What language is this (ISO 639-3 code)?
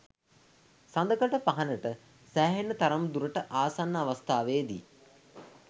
sin